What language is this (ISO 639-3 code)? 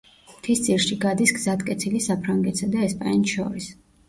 kat